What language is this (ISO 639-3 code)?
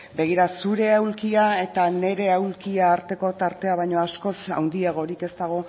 eus